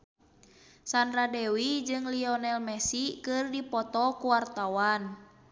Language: Sundanese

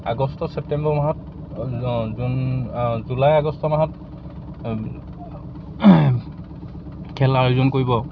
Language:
Assamese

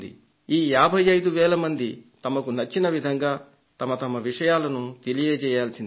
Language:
Telugu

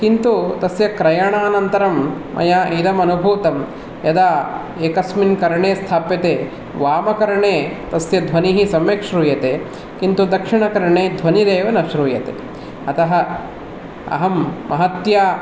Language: Sanskrit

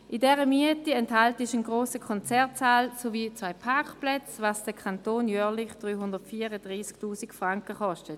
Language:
Swiss German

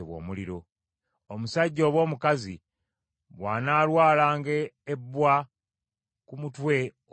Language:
Ganda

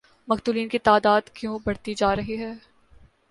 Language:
Urdu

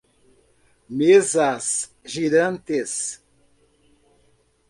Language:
Portuguese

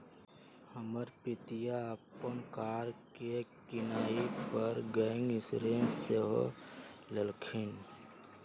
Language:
Magahi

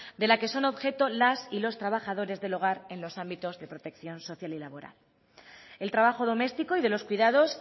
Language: Spanish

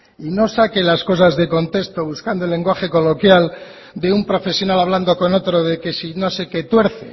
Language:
Spanish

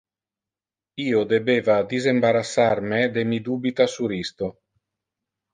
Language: Interlingua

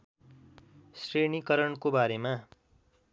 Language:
Nepali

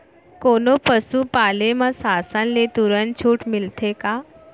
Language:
Chhattisgarhi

